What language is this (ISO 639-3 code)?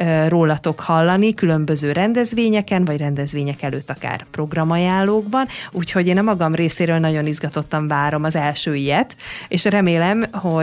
hun